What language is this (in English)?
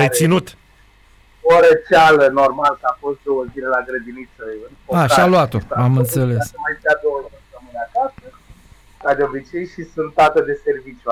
Romanian